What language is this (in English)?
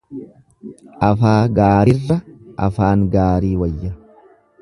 Oromo